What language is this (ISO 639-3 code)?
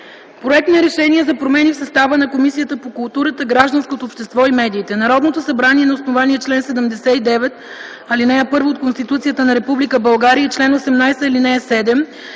bul